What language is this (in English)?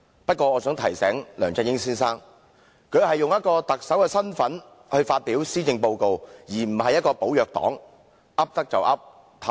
Cantonese